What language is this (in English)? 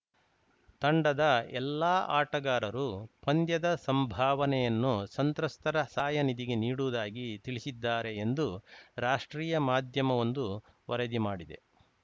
Kannada